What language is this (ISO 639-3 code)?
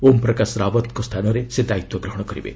ori